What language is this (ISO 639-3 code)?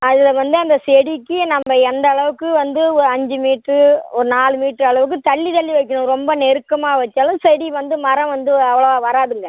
tam